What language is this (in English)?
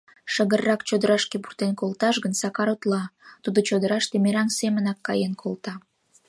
Mari